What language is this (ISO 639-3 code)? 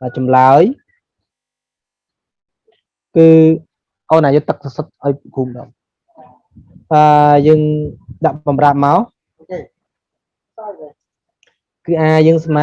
vie